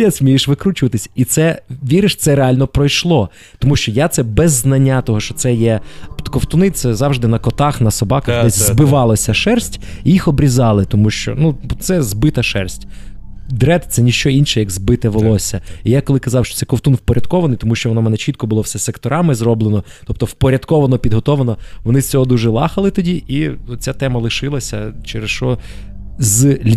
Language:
Ukrainian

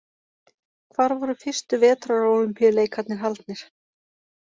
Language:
Icelandic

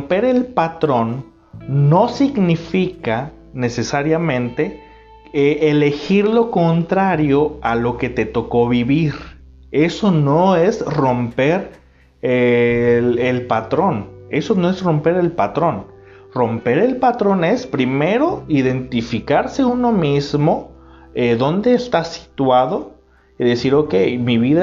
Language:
Spanish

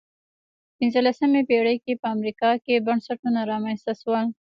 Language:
Pashto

